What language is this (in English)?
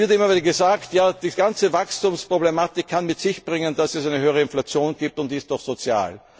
German